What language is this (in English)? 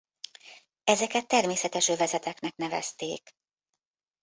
Hungarian